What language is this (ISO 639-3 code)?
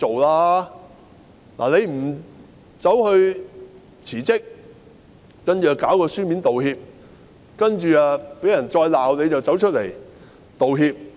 yue